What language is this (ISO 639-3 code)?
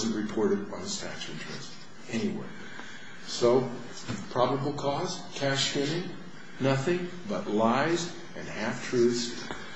eng